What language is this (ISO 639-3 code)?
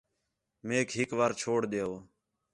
xhe